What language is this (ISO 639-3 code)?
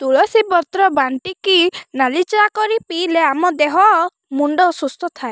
ori